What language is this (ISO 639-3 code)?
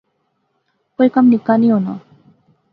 phr